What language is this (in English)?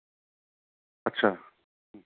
Bodo